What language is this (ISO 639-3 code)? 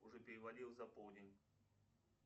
rus